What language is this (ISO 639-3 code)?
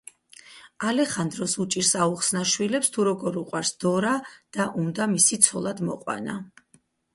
kat